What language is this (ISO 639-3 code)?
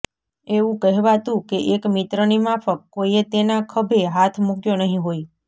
guj